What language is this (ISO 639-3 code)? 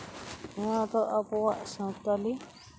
sat